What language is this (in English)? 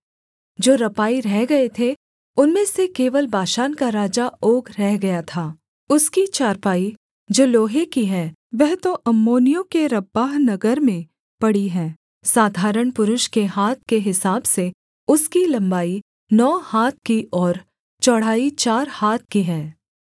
Hindi